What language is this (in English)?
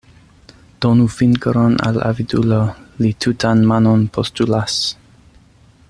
Esperanto